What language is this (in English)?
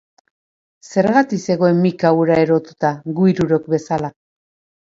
Basque